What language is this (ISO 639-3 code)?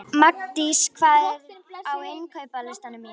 isl